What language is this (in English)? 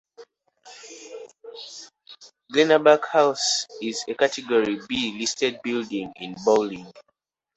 English